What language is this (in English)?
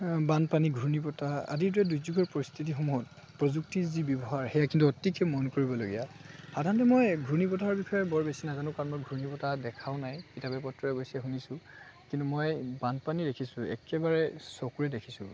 Assamese